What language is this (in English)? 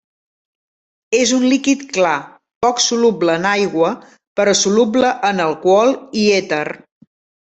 Catalan